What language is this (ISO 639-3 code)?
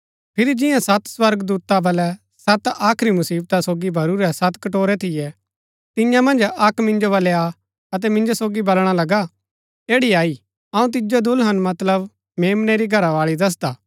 gbk